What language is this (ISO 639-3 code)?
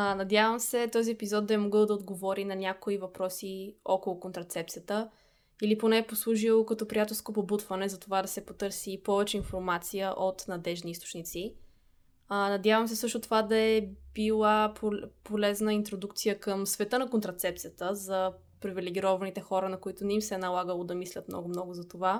bul